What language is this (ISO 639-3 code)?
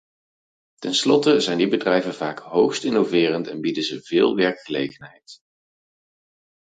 nld